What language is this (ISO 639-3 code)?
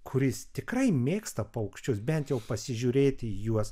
lit